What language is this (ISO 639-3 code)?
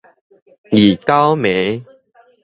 nan